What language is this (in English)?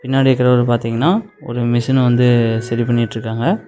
Tamil